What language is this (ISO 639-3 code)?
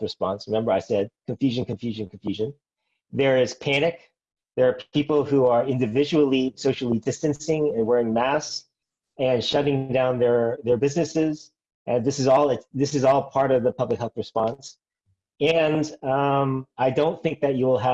eng